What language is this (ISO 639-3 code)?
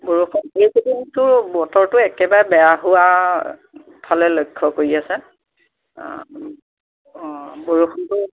asm